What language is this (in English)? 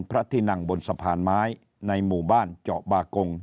Thai